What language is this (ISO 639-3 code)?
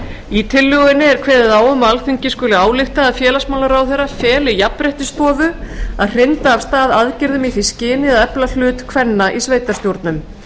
isl